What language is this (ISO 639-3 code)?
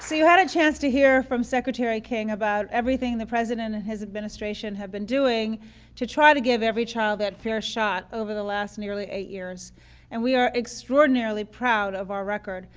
eng